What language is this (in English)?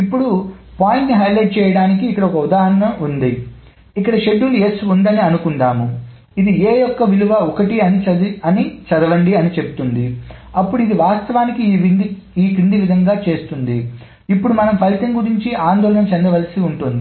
Telugu